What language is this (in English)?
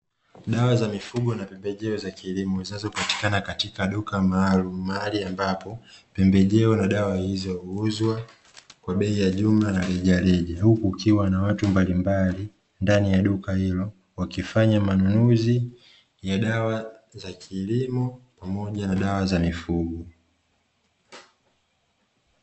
Swahili